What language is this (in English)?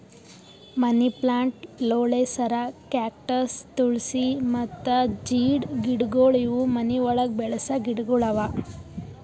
Kannada